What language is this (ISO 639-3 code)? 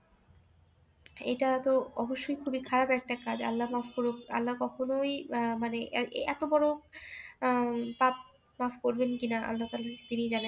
ben